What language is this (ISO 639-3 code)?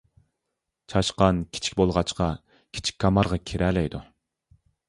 uig